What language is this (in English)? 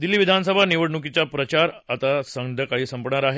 Marathi